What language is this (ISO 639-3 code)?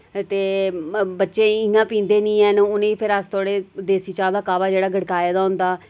doi